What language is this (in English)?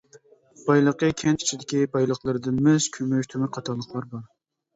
Uyghur